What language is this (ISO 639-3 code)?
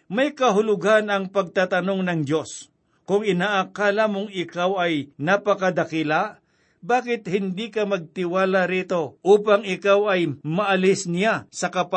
fil